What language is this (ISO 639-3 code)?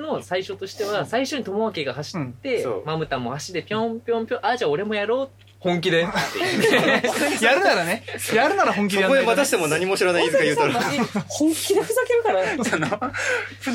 jpn